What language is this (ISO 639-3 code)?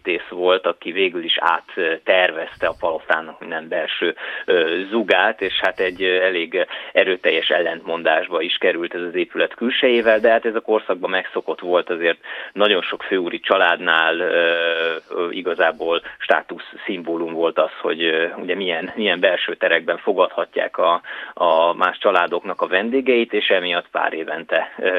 hun